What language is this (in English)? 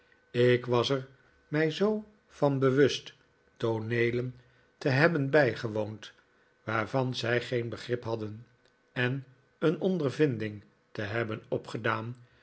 Dutch